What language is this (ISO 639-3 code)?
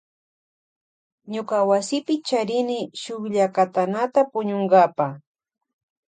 qvj